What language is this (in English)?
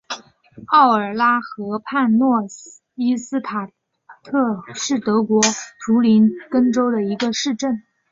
Chinese